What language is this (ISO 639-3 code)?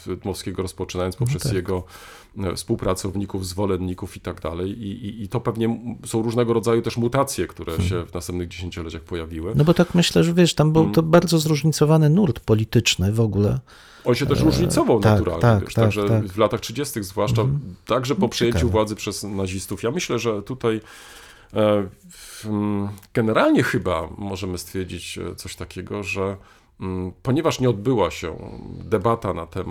pol